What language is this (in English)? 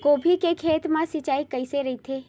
Chhattisgarhi